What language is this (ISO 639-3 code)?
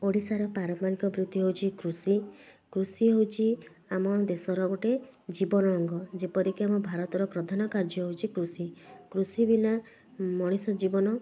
ori